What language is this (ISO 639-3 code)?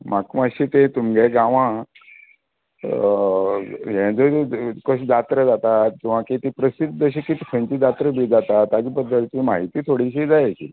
kok